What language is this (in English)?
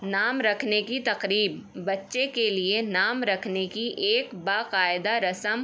Urdu